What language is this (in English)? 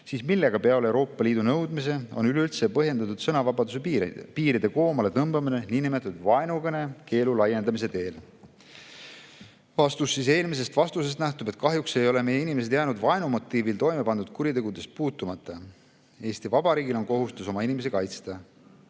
Estonian